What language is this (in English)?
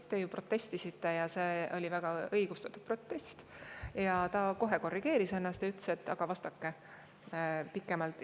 Estonian